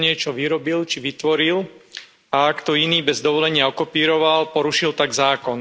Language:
Slovak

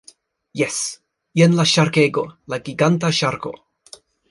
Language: Esperanto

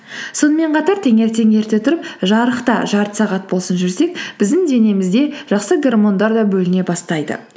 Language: Kazakh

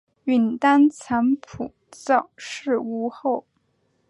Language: Chinese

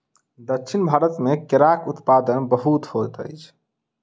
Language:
Maithili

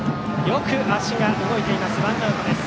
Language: Japanese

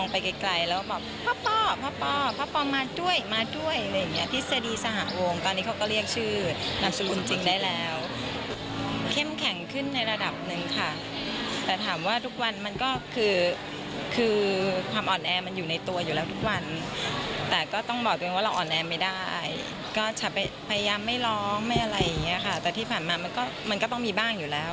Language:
Thai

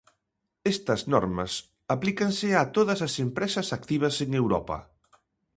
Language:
Galician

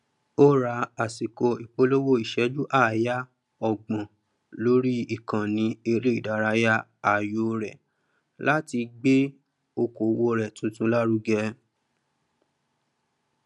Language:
Yoruba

